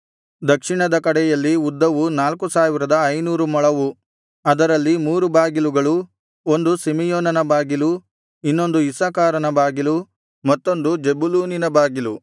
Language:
Kannada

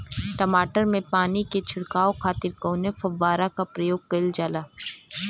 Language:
Bhojpuri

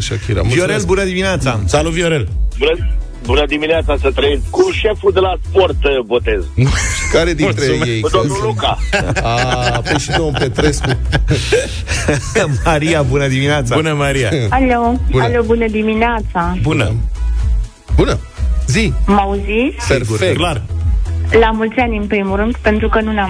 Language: Romanian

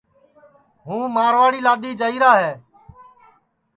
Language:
Sansi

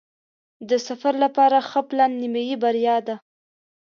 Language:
Pashto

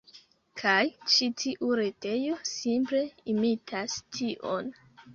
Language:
Esperanto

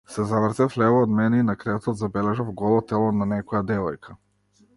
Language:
Macedonian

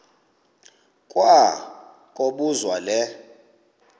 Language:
Xhosa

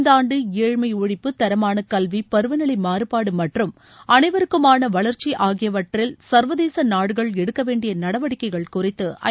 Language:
Tamil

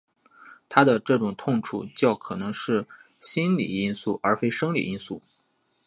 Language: Chinese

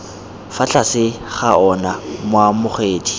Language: Tswana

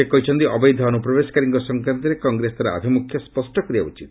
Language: Odia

